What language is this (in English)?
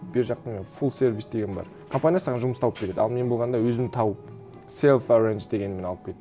Kazakh